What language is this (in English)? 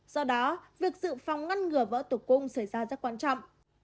Vietnamese